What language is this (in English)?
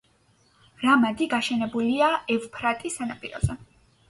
Georgian